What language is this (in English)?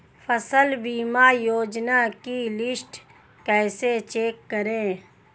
Hindi